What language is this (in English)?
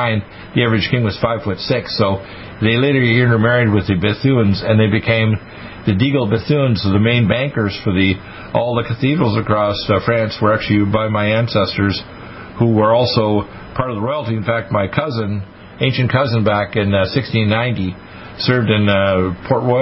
English